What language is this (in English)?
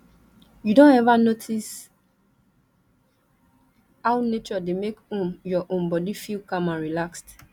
Nigerian Pidgin